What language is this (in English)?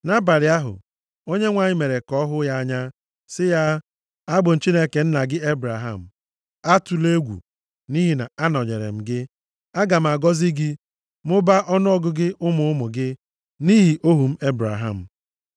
Igbo